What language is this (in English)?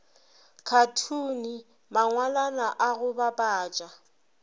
Northern Sotho